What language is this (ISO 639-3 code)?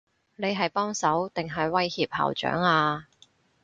yue